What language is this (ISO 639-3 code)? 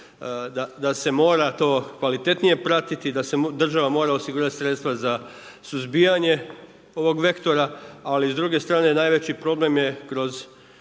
hrv